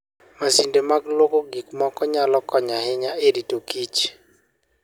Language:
Luo (Kenya and Tanzania)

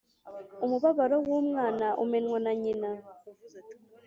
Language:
Kinyarwanda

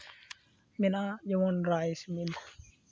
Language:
Santali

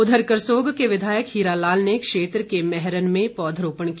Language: Hindi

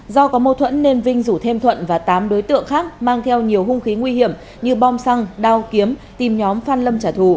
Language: Vietnamese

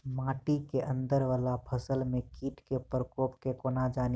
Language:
Maithili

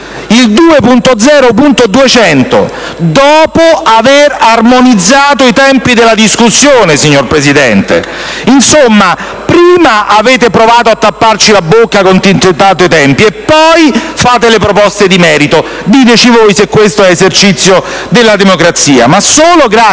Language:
Italian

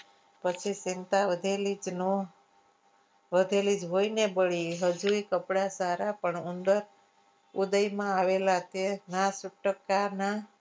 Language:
Gujarati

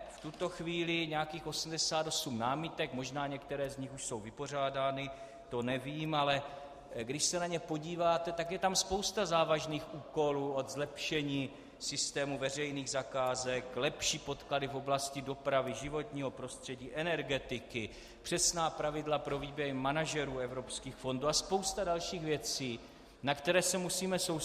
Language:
Czech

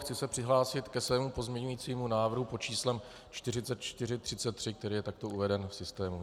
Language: Czech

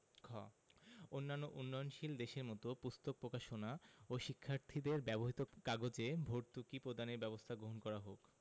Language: Bangla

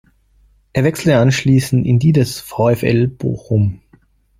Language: German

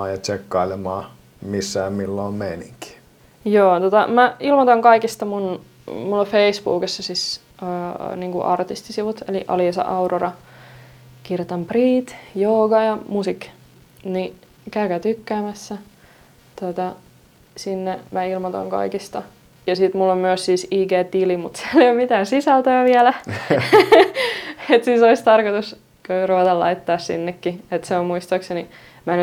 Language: Finnish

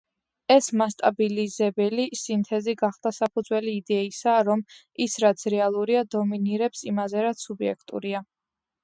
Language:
Georgian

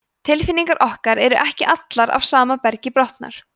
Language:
Icelandic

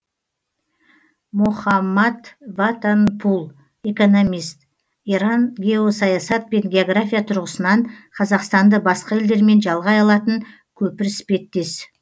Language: Kazakh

